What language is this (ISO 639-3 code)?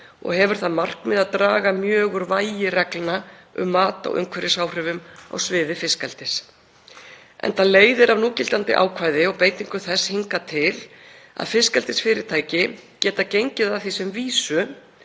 isl